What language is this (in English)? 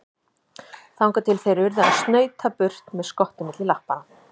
Icelandic